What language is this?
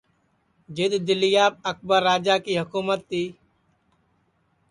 Sansi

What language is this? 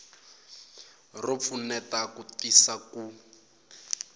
Tsonga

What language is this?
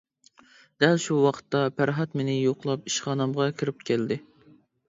Uyghur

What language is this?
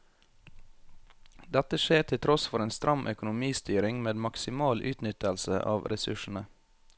Norwegian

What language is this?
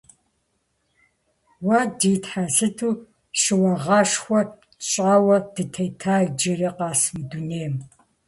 Kabardian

